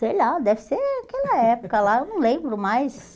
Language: Portuguese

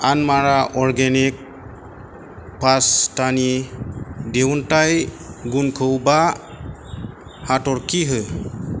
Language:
Bodo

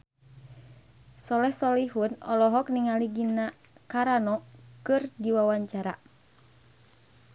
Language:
Sundanese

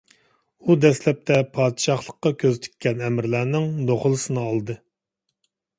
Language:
Uyghur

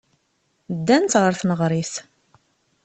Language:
Kabyle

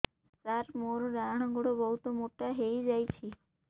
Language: Odia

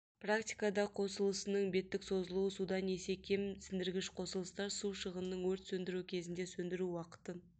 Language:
Kazakh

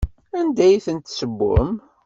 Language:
Kabyle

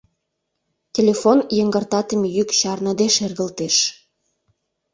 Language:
Mari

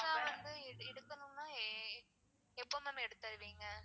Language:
Tamil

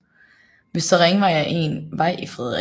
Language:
Danish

